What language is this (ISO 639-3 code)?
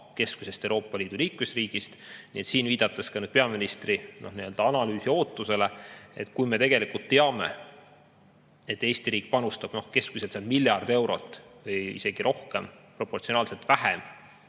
est